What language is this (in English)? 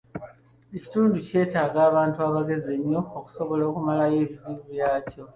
Ganda